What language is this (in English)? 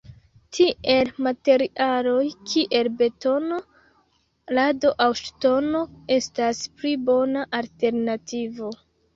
Esperanto